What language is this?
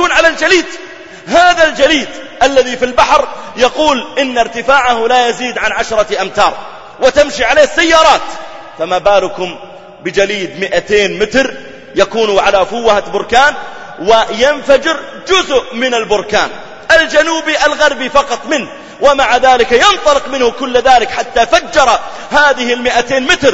Arabic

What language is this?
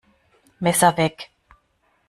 German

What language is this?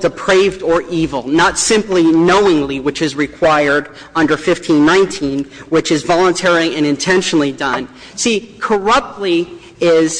English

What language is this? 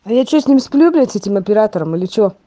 Russian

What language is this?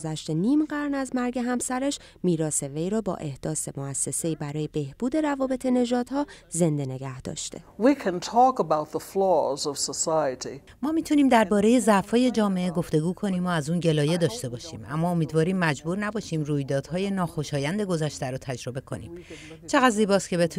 Persian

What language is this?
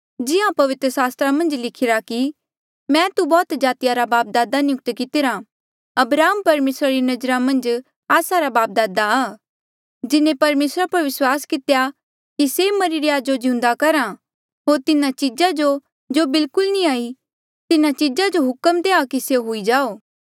Mandeali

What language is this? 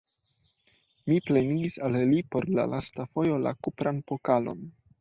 Esperanto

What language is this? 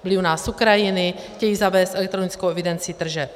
Czech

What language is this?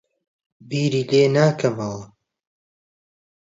Central Kurdish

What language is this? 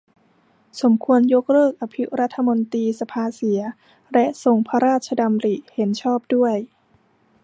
Thai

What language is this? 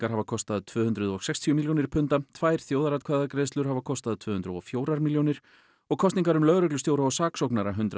Icelandic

